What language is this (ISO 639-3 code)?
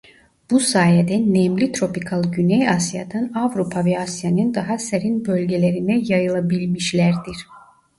tur